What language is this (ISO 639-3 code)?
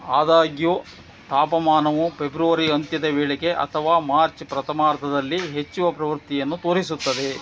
kan